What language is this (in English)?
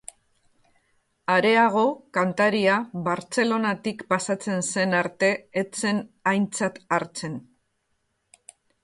Basque